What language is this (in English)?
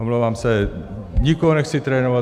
Czech